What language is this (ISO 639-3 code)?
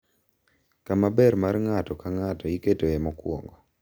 luo